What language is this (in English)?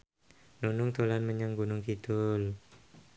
Javanese